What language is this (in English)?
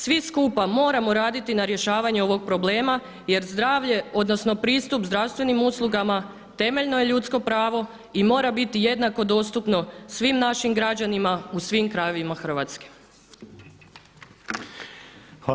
Croatian